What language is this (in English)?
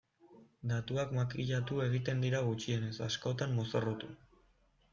Basque